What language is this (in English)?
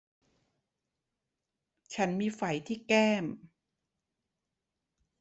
Thai